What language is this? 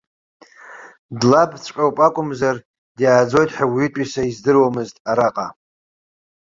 Abkhazian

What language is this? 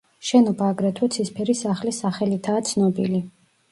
Georgian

